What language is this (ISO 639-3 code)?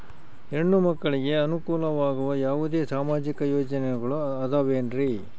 kan